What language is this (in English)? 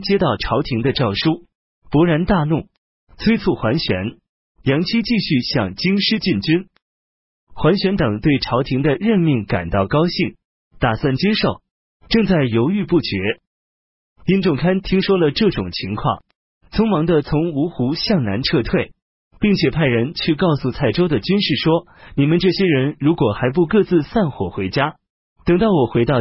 Chinese